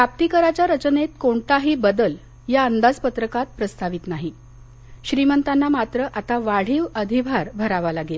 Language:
Marathi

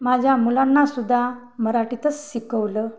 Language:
Marathi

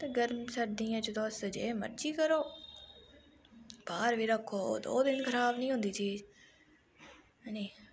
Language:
Dogri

